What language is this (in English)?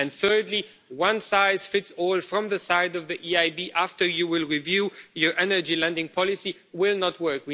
English